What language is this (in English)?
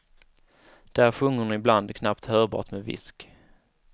Swedish